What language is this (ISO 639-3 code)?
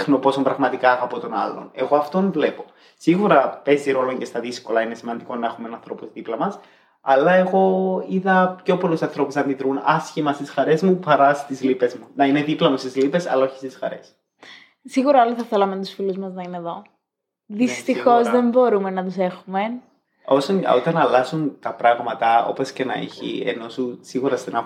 ell